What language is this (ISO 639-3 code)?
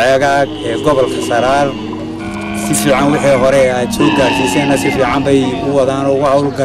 ara